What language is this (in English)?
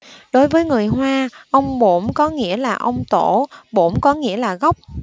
Vietnamese